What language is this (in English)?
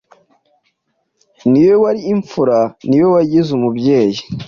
Kinyarwanda